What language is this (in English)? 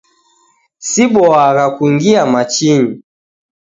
Taita